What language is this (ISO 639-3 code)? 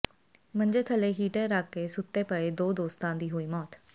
pan